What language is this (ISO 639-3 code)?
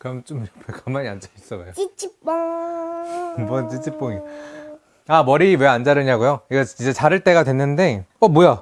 kor